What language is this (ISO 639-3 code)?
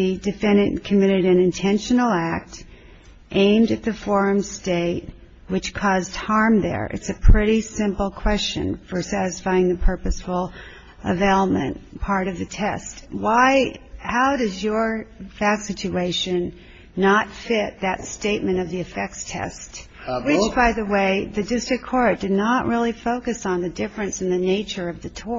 eng